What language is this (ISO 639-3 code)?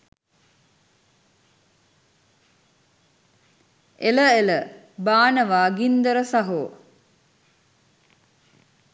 sin